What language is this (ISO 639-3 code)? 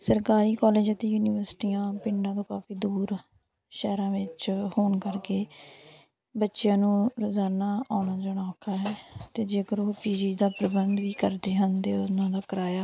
pan